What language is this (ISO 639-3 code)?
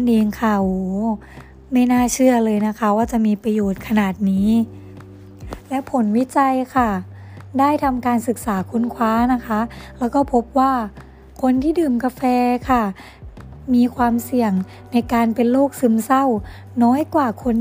tha